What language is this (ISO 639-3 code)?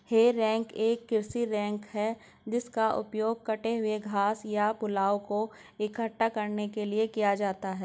hin